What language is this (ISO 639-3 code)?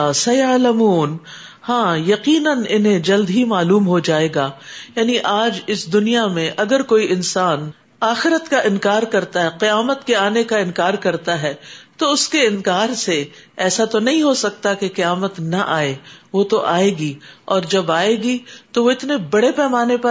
urd